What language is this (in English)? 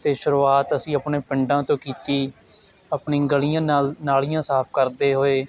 Punjabi